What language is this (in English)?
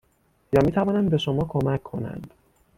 Persian